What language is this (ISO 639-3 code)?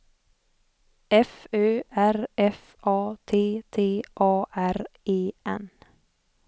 swe